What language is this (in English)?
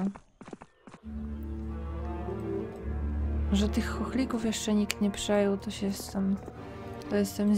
Polish